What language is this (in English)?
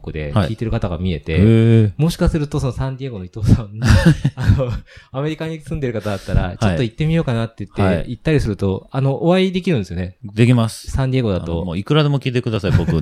Japanese